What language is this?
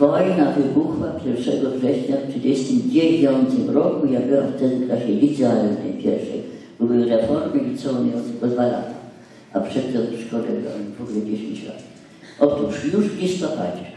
Polish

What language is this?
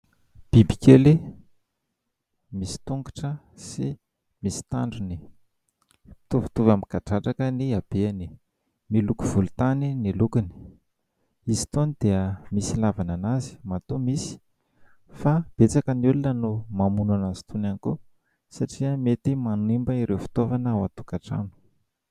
Malagasy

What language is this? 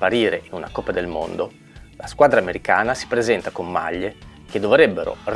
Italian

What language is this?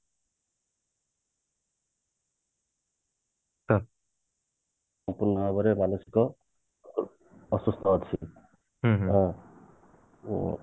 Odia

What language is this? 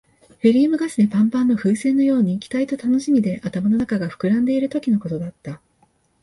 Japanese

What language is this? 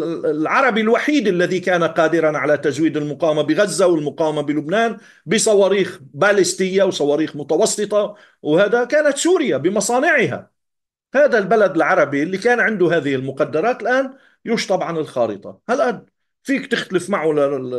Arabic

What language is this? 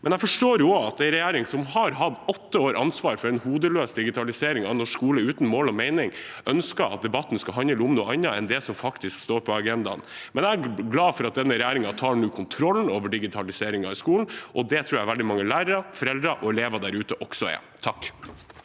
Norwegian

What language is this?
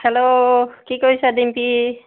Assamese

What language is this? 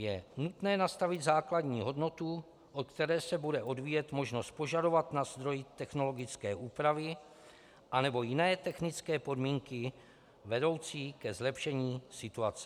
Czech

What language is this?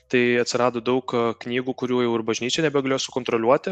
Lithuanian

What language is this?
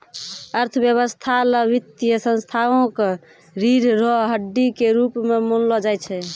Maithili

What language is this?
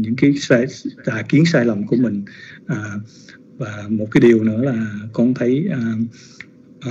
Vietnamese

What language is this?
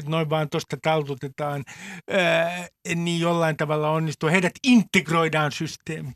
Finnish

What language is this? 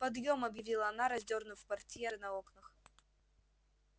Russian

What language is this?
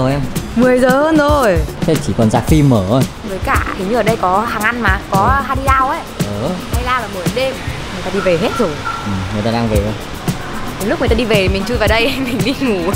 Vietnamese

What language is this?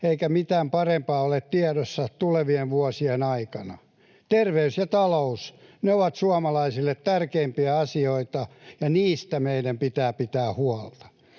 Finnish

